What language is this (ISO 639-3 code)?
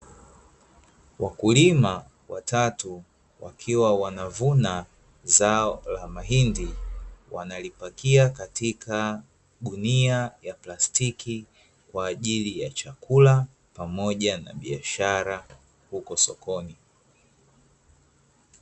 swa